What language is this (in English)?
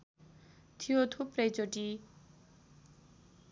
Nepali